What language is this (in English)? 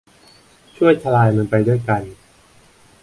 Thai